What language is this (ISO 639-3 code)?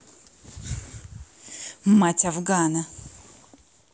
rus